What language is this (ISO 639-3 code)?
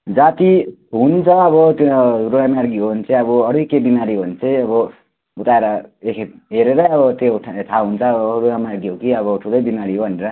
nep